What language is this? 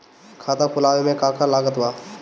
Bhojpuri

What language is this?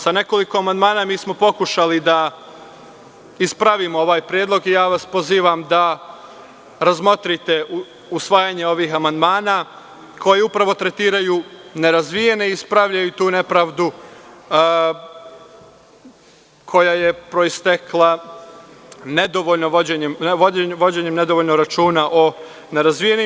Serbian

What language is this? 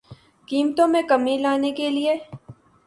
Urdu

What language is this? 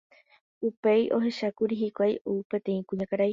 Guarani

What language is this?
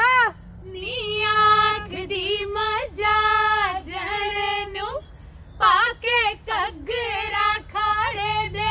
Hindi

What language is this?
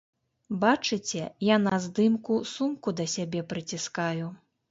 Belarusian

